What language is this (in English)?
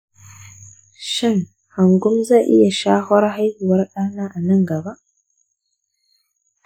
Hausa